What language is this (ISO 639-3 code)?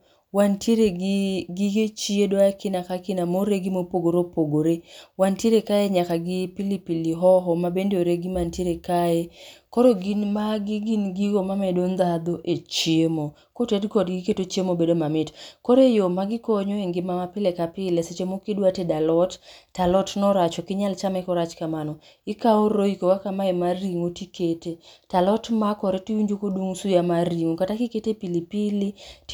luo